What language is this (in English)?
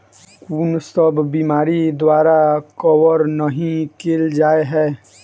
Maithili